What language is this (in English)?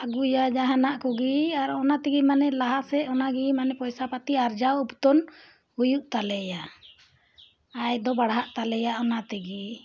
Santali